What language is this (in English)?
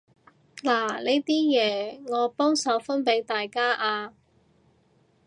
Cantonese